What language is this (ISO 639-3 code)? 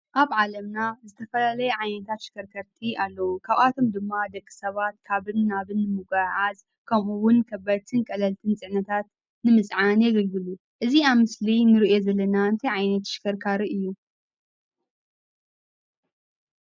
tir